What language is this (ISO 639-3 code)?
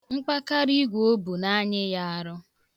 ibo